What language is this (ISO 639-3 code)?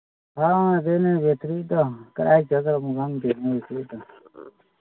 mni